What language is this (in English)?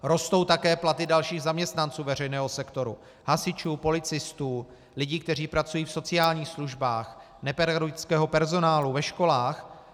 Czech